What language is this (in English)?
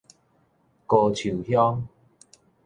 Min Nan Chinese